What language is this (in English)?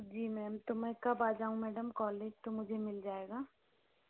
Hindi